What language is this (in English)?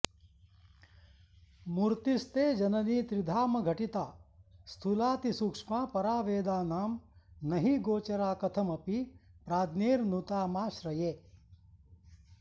Sanskrit